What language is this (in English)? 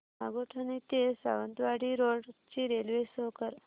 Marathi